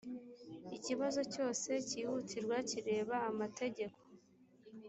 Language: Kinyarwanda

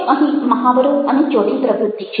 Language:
Gujarati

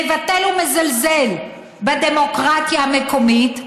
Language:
Hebrew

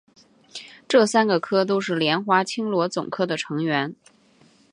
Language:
Chinese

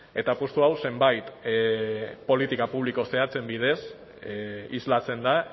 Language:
Basque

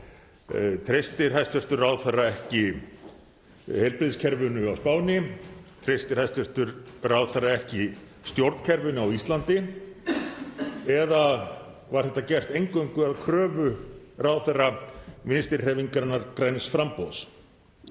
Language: Icelandic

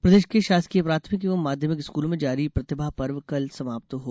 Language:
Hindi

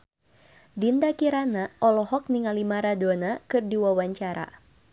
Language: Sundanese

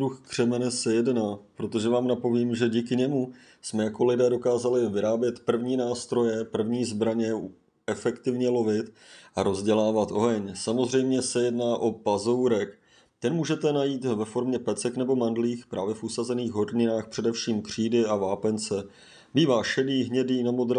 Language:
Czech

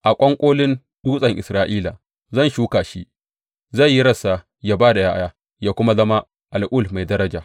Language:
Hausa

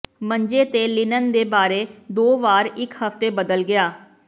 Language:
Punjabi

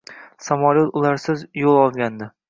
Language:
Uzbek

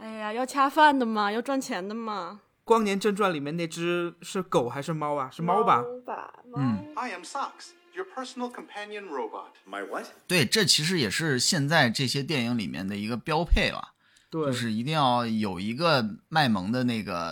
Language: Chinese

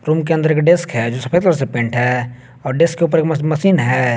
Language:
Hindi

